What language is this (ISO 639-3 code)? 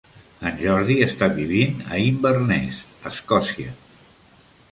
cat